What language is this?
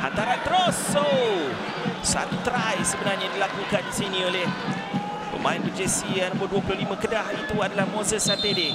Malay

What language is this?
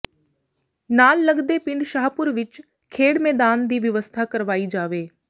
Punjabi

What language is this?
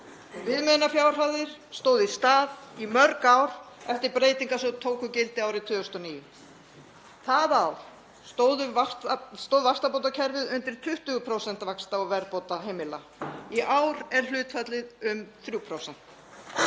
Icelandic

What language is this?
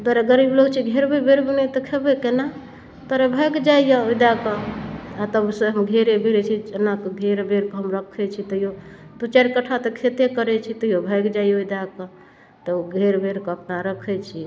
Maithili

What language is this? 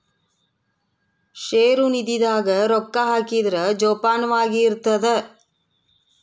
Kannada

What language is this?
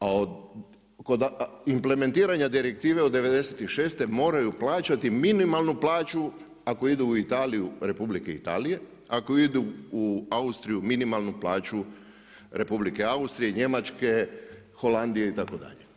Croatian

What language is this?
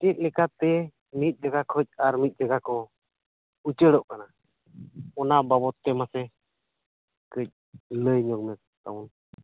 Santali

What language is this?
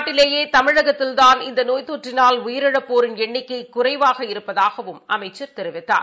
Tamil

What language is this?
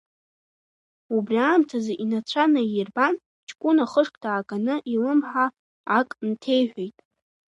Abkhazian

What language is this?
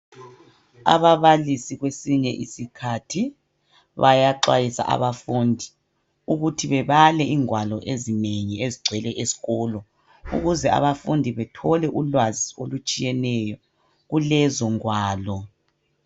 North Ndebele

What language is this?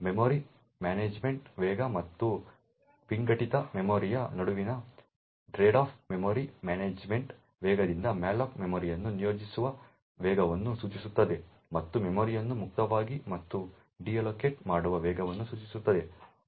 Kannada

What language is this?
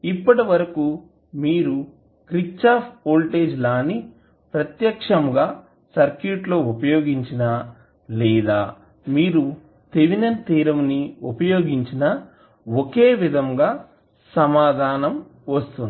Telugu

